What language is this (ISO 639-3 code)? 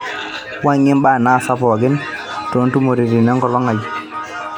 mas